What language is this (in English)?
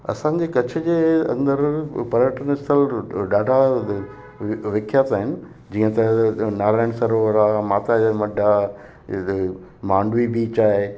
Sindhi